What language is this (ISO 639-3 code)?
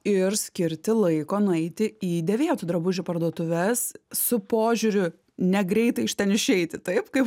lit